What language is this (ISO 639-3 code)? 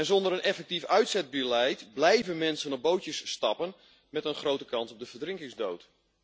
nld